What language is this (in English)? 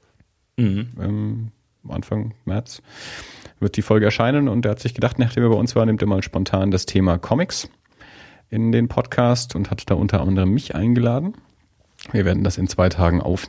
German